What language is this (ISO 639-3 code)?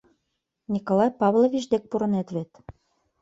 chm